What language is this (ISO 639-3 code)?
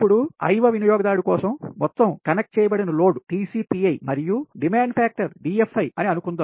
tel